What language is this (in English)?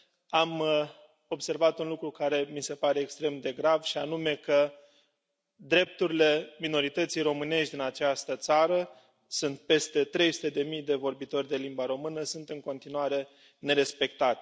Romanian